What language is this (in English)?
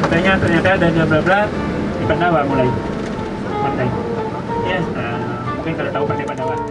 Indonesian